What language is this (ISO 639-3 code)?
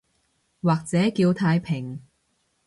yue